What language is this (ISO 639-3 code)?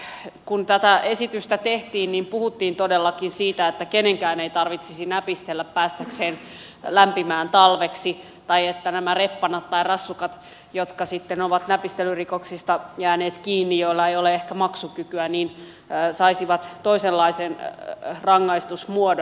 fin